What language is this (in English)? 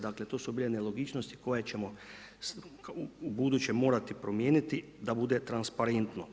Croatian